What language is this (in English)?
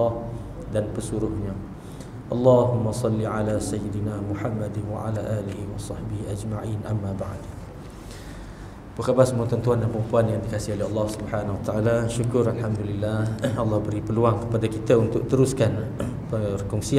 Malay